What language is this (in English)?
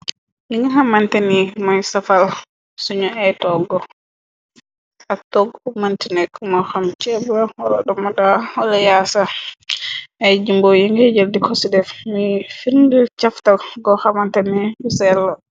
Wolof